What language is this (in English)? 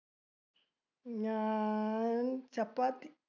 Malayalam